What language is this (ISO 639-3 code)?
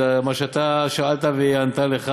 heb